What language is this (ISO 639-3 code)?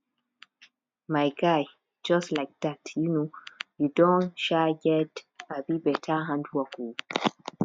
pcm